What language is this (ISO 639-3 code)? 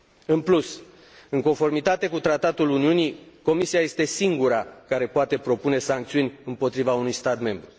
ron